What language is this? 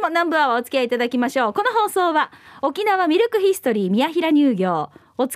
Japanese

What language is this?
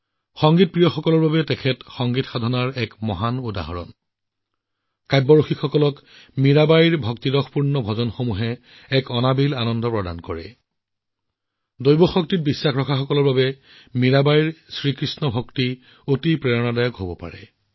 Assamese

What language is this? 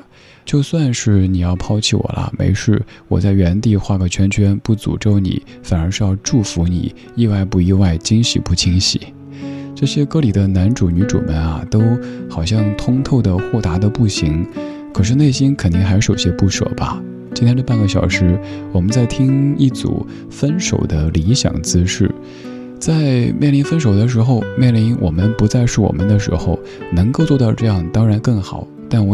Chinese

